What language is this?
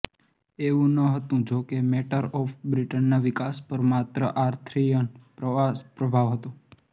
Gujarati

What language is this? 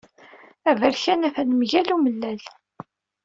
Kabyle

